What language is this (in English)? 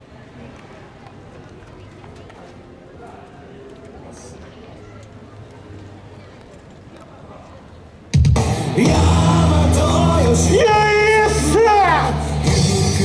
Japanese